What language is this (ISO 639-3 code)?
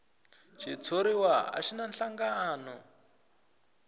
tso